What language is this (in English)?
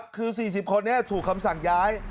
Thai